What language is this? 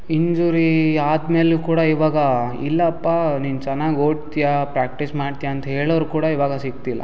Kannada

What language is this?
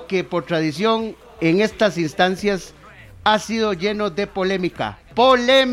Spanish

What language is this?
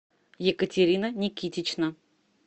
Russian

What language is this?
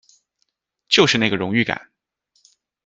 Chinese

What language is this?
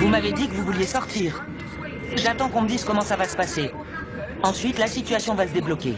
French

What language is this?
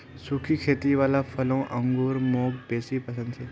Magahi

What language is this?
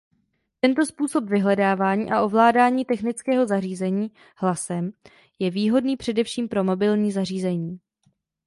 Czech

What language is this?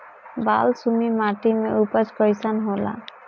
Bhojpuri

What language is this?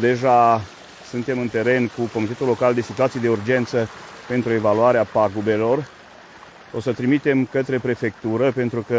Romanian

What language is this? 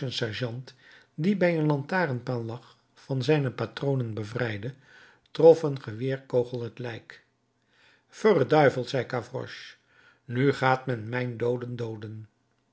Dutch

